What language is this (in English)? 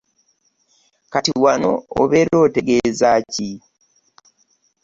Ganda